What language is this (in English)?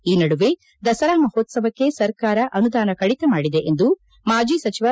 Kannada